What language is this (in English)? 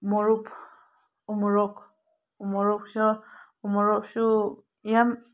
Manipuri